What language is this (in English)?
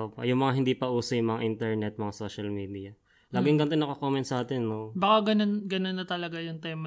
Filipino